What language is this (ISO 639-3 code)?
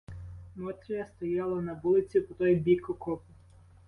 ukr